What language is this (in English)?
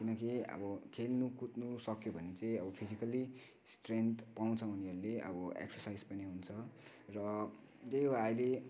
Nepali